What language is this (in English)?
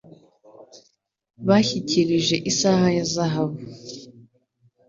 Kinyarwanda